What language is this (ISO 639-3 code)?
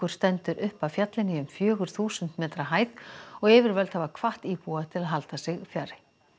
isl